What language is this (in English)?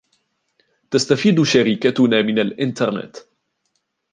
Arabic